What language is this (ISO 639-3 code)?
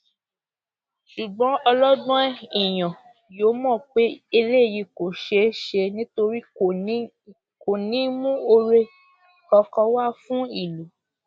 yor